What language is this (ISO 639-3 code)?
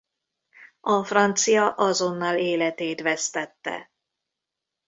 hun